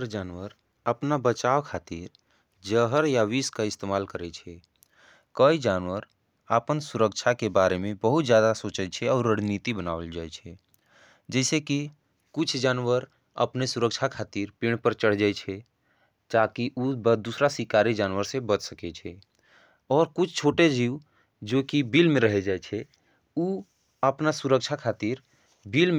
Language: Angika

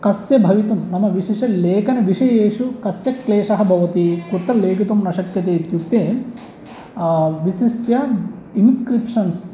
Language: Sanskrit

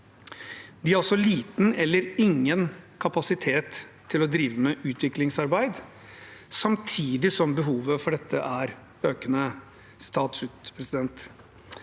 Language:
Norwegian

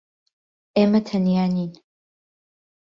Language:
Central Kurdish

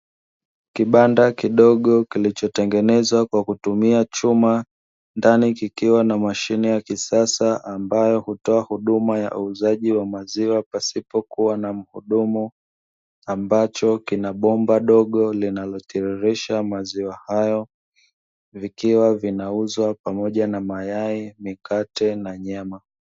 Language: Swahili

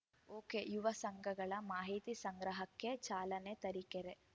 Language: Kannada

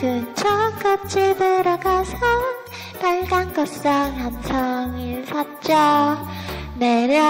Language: Indonesian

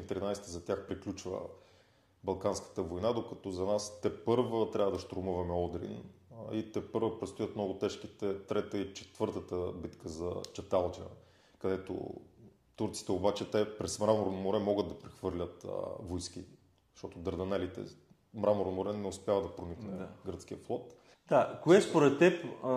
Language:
Bulgarian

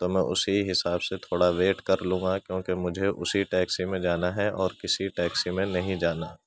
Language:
Urdu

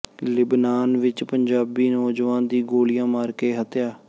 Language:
Punjabi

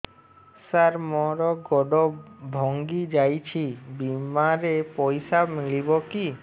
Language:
Odia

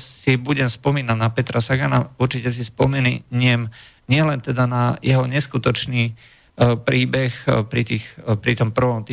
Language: Slovak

